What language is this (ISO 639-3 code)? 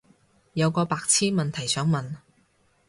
yue